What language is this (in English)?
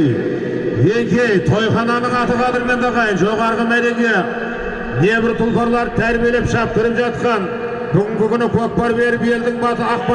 Turkish